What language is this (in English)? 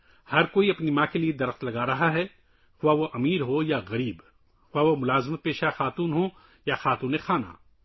Urdu